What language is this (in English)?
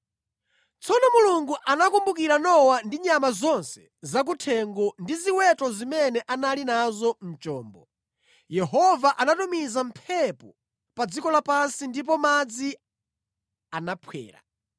Nyanja